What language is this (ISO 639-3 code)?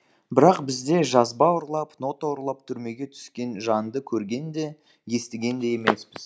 kaz